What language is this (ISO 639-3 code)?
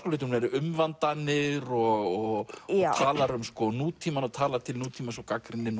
isl